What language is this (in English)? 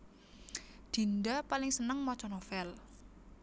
Javanese